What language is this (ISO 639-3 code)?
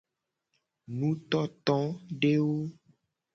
gej